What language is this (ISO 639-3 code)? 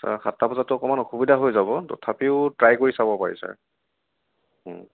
asm